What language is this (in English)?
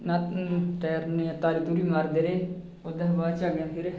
Dogri